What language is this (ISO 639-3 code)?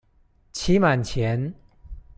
zho